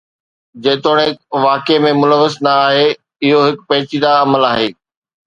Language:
Sindhi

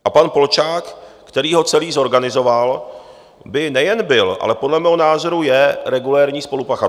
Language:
Czech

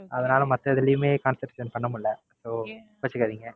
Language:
Tamil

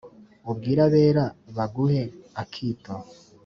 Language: Kinyarwanda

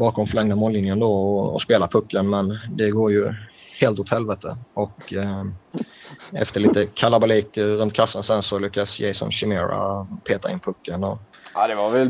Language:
Swedish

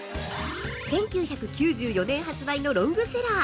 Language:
Japanese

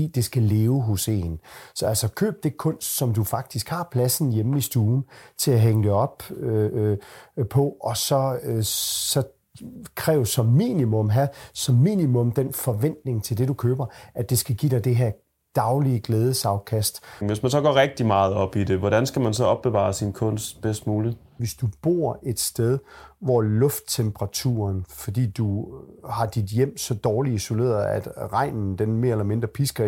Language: Danish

